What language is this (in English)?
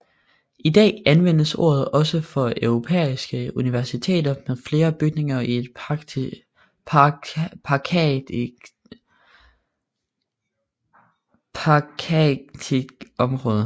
Danish